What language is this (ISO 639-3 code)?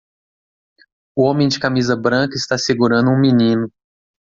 por